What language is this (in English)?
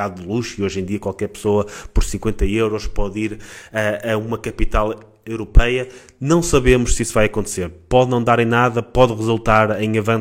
Portuguese